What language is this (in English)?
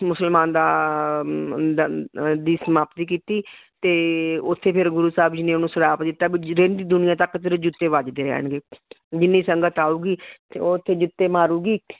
Punjabi